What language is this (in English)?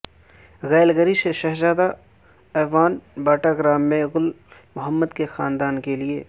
Urdu